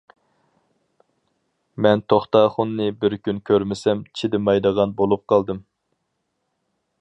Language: Uyghur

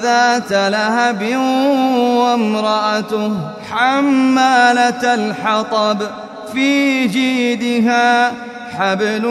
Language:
Arabic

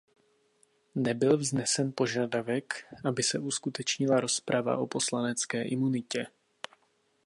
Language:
Czech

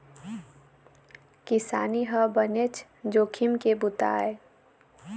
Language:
Chhattisgarhi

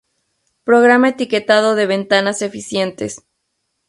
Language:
Spanish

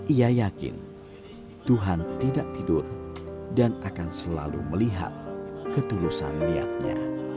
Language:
Indonesian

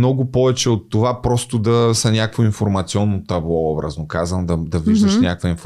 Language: Bulgarian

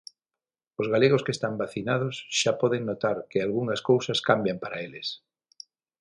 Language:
Galician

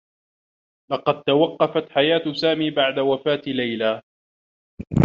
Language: Arabic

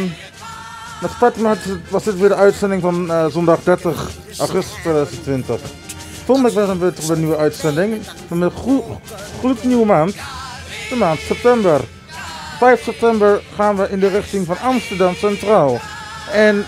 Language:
Dutch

